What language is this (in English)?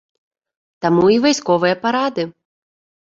Belarusian